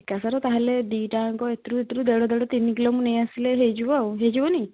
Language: Odia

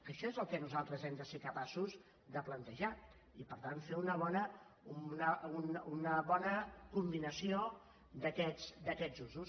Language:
Catalan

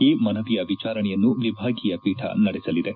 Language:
Kannada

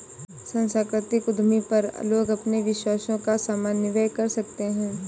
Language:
Hindi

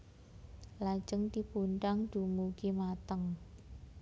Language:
Javanese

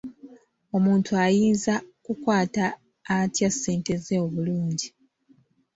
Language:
Ganda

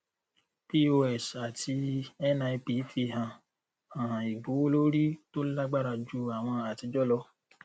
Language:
Yoruba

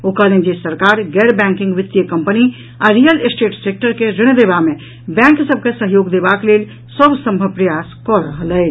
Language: Maithili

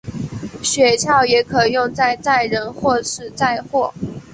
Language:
Chinese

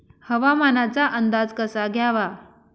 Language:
Marathi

